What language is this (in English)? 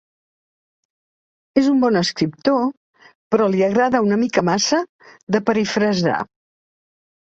Catalan